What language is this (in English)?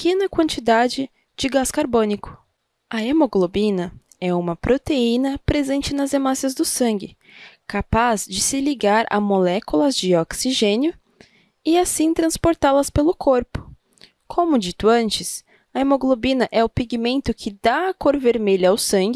Portuguese